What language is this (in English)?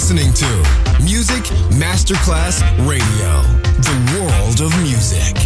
Italian